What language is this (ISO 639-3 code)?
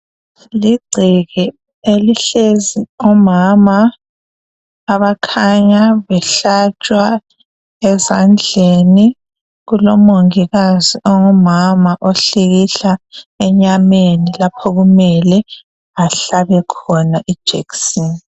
nde